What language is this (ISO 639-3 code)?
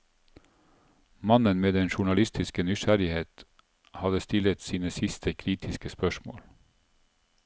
nor